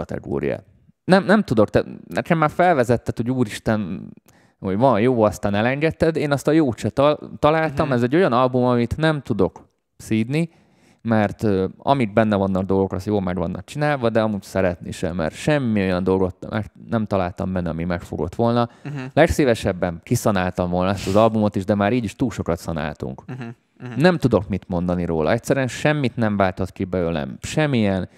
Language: Hungarian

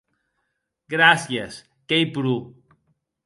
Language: Occitan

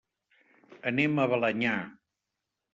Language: Catalan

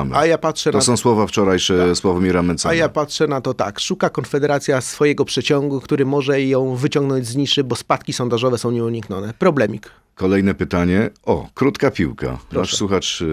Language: Polish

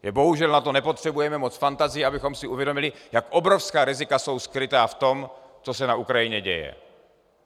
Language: Czech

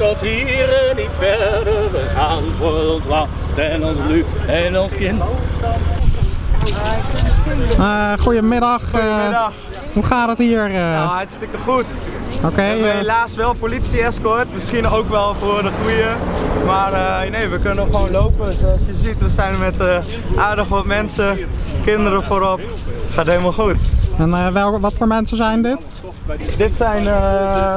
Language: Dutch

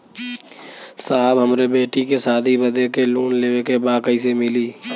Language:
Bhojpuri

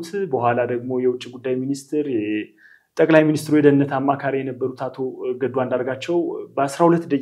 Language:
Arabic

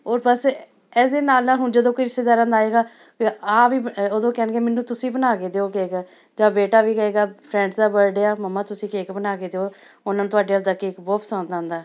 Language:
Punjabi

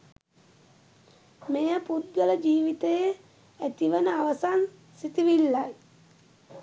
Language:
Sinhala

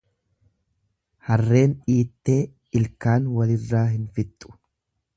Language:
Oromo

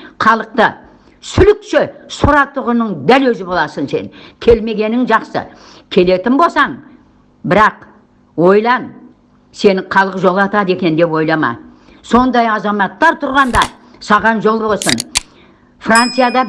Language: Turkish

